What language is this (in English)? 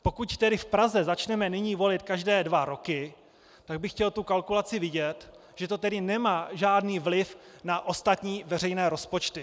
Czech